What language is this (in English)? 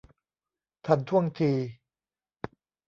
Thai